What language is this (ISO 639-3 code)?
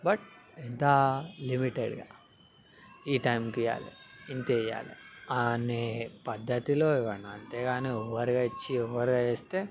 tel